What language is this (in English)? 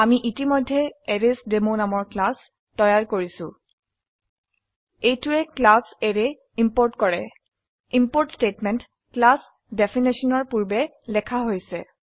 Assamese